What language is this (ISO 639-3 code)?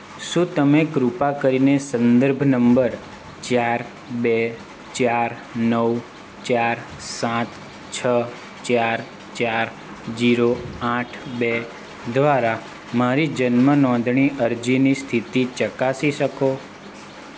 guj